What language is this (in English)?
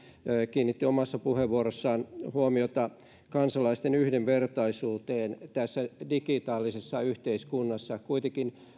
Finnish